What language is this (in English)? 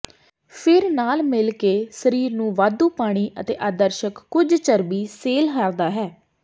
Punjabi